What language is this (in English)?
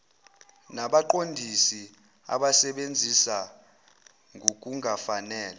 Zulu